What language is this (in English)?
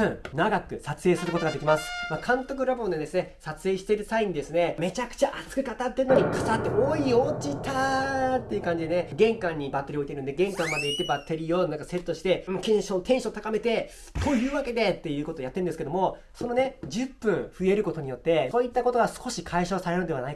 Japanese